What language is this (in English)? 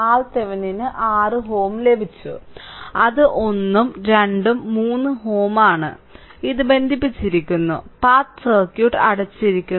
Malayalam